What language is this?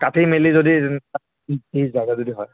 Assamese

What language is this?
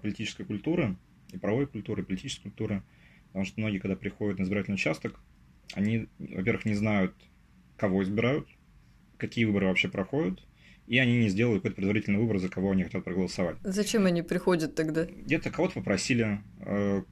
Russian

